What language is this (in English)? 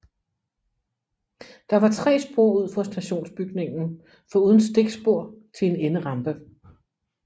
Danish